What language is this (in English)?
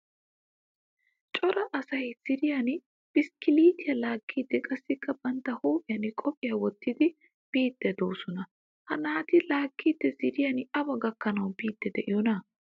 Wolaytta